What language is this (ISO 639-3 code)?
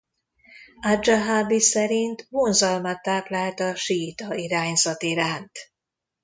hun